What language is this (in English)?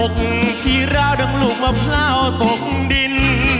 Thai